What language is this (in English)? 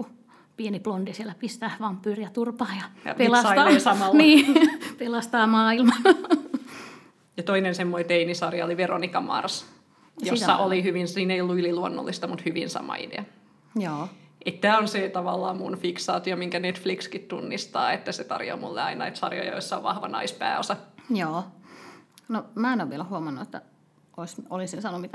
Finnish